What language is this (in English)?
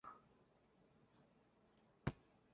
Basque